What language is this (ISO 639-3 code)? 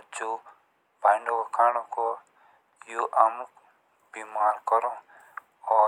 jns